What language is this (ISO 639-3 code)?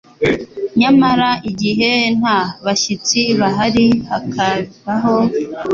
kin